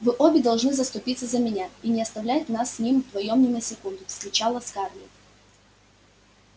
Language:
Russian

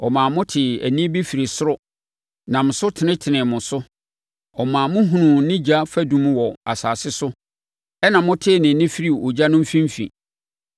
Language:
Akan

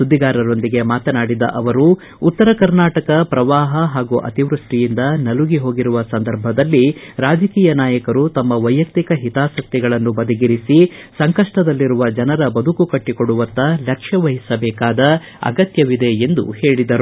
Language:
Kannada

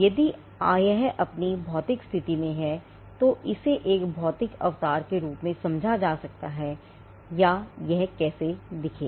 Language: Hindi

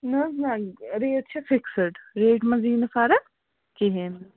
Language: Kashmiri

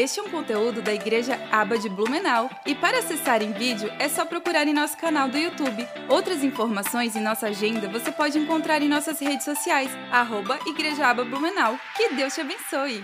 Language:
Portuguese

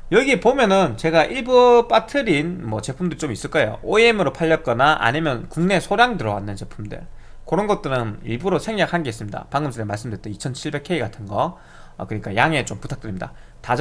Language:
Korean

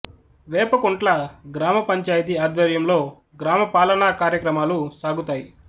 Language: Telugu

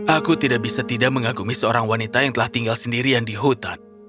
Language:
Indonesian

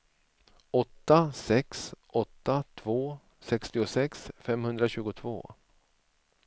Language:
Swedish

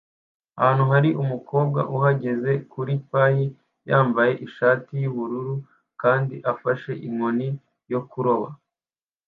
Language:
Kinyarwanda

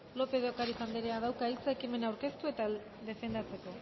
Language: Basque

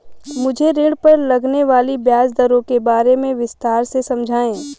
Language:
Hindi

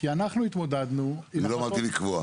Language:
Hebrew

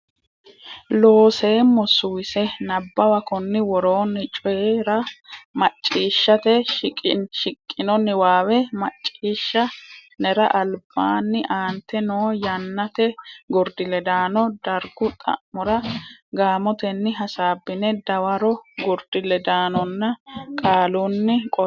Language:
Sidamo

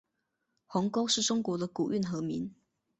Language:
Chinese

